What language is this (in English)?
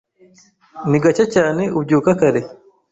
Kinyarwanda